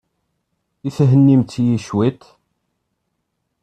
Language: Kabyle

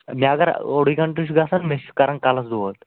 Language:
Kashmiri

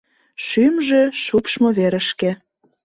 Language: Mari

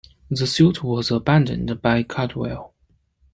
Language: English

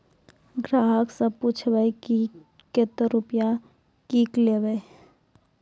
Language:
Maithili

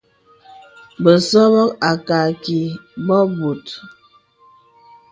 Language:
Bebele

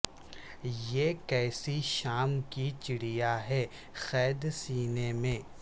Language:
Urdu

